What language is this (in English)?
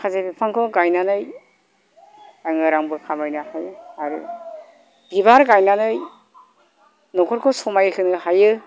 Bodo